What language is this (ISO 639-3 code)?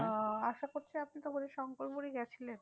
ben